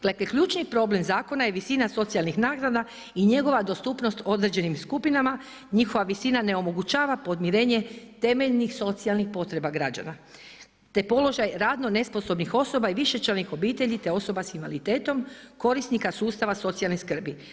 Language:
Croatian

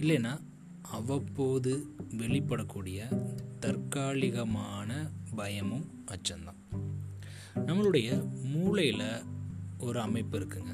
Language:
Tamil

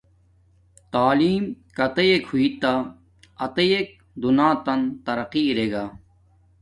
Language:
Domaaki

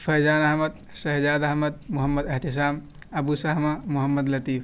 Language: Urdu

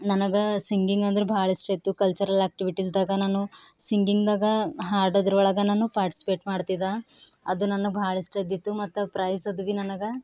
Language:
Kannada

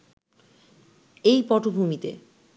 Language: Bangla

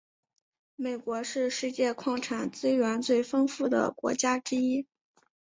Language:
Chinese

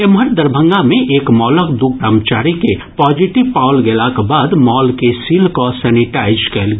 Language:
Maithili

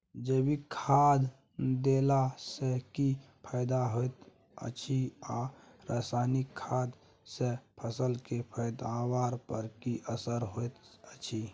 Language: Maithili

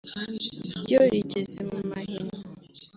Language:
Kinyarwanda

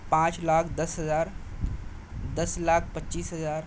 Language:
Urdu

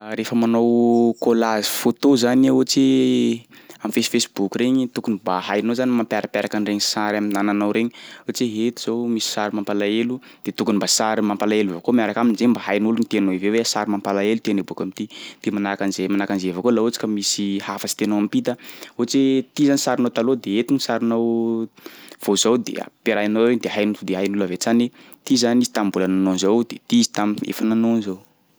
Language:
Sakalava Malagasy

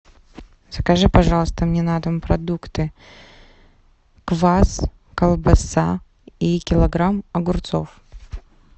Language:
Russian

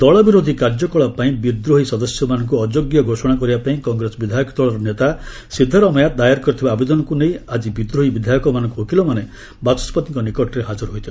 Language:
Odia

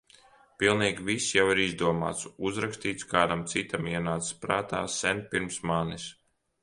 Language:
Latvian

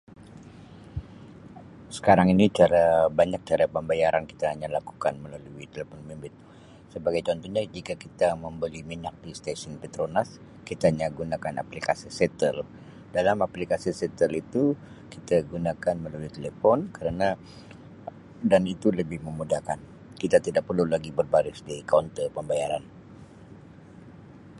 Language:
Sabah Malay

